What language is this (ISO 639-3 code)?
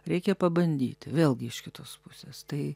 lit